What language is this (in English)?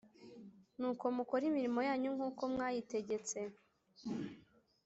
Kinyarwanda